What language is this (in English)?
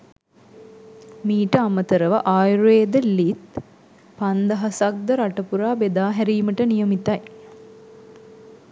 Sinhala